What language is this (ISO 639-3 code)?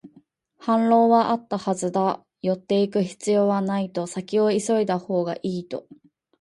jpn